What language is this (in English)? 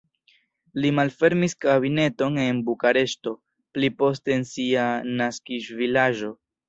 Esperanto